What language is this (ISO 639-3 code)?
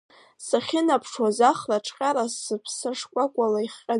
abk